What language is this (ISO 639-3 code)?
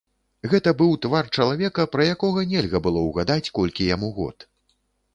bel